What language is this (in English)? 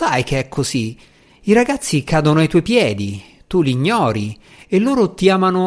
Italian